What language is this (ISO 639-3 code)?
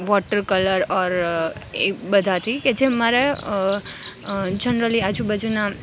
guj